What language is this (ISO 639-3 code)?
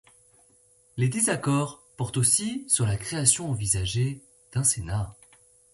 fra